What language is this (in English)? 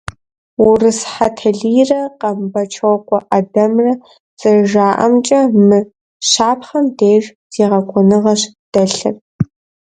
Kabardian